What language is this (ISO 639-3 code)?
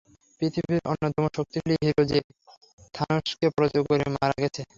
ben